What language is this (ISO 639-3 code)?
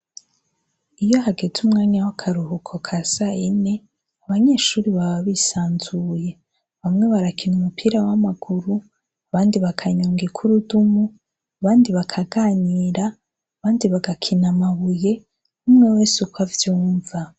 run